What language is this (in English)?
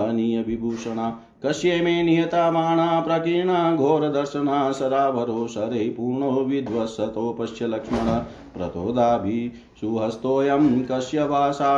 Hindi